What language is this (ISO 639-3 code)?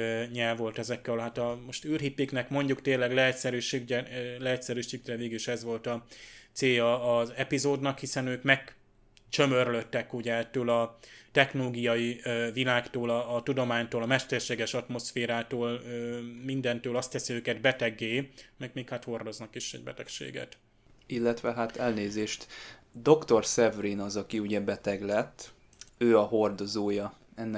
hun